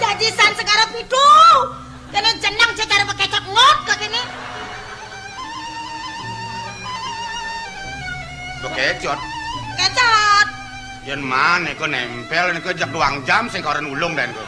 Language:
Indonesian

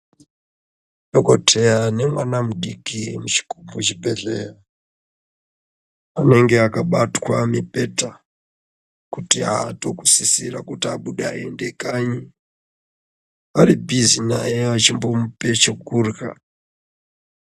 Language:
Ndau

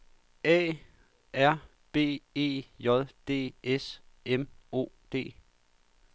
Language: Danish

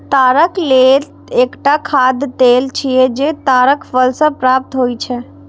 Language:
Maithili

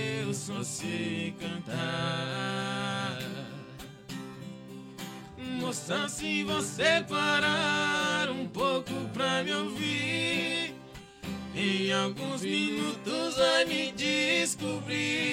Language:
Portuguese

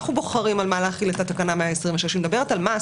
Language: Hebrew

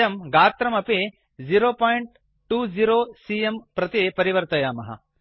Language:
Sanskrit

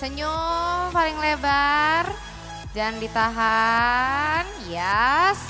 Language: Indonesian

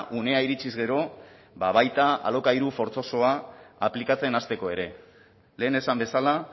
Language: Basque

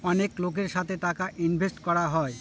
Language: Bangla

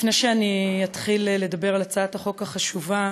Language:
Hebrew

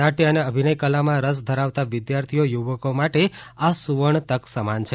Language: Gujarati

